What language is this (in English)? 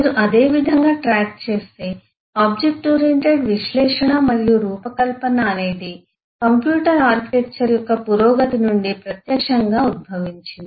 Telugu